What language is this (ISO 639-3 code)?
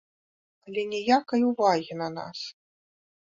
bel